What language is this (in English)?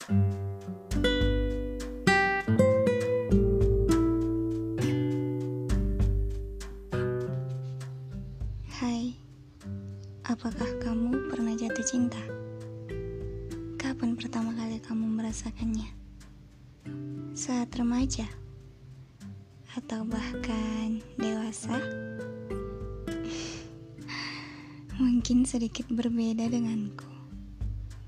Indonesian